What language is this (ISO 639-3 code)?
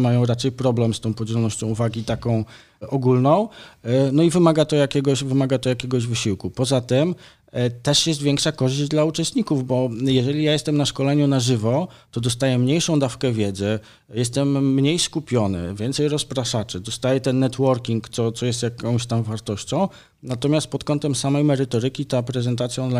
pol